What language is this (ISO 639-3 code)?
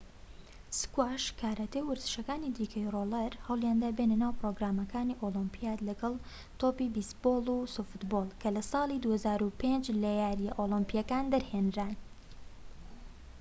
ckb